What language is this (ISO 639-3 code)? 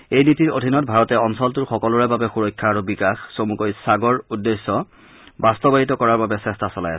asm